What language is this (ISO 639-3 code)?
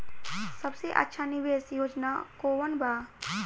bho